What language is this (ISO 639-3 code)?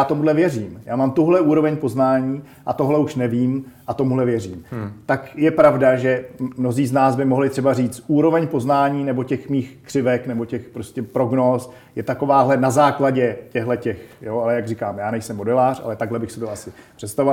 ces